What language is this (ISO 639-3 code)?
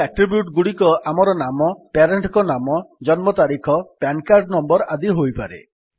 ori